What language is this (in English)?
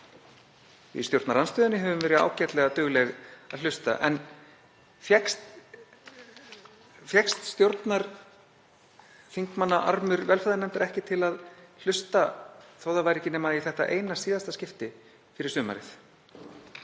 Icelandic